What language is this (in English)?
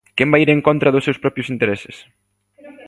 Galician